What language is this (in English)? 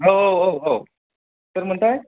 Bodo